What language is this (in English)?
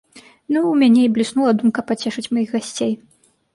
Belarusian